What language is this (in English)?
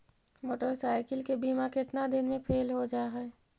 Magahi